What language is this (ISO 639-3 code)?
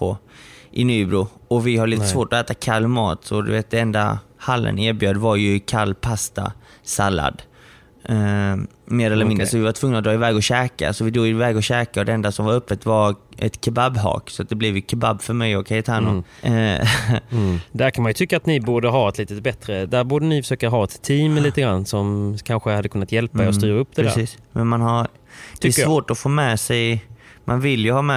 swe